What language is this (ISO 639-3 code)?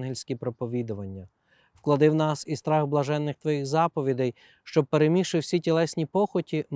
ukr